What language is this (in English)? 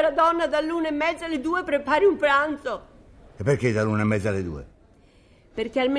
Italian